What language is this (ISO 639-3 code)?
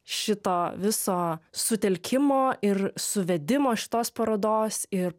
lit